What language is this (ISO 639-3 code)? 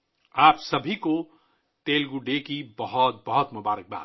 urd